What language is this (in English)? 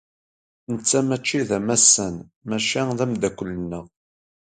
Kabyle